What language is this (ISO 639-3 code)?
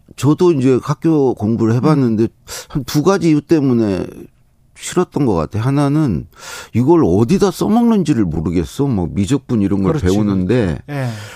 kor